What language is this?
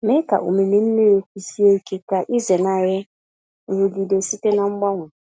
Igbo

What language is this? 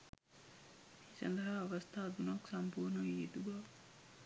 Sinhala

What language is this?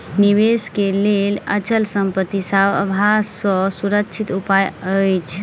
Maithili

